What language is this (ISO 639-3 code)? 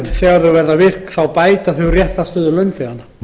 isl